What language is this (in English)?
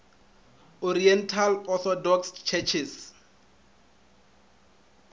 Northern Sotho